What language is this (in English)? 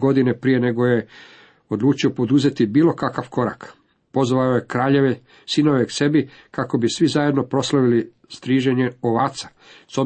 Croatian